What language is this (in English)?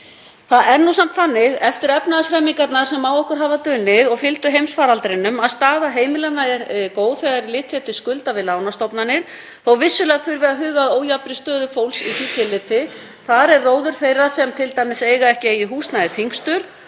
Icelandic